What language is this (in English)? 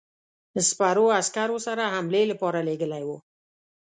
Pashto